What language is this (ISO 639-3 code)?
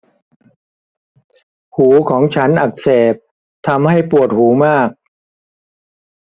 tha